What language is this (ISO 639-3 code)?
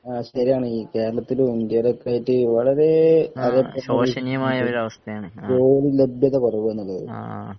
mal